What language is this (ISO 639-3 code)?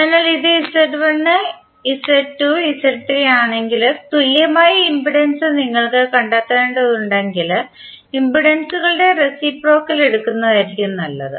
mal